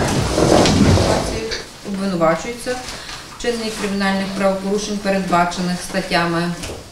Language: Ukrainian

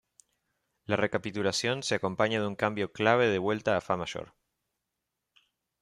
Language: Spanish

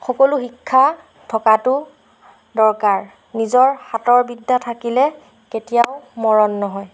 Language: Assamese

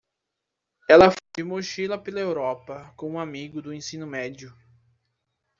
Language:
Portuguese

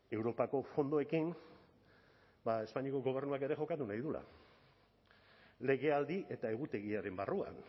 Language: Basque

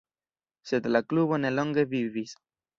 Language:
Esperanto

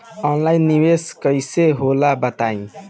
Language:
Bhojpuri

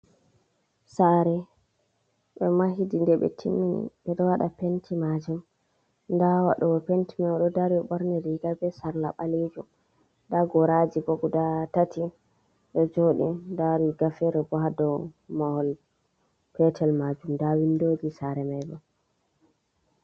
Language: Fula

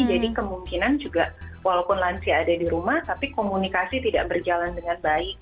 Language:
Indonesian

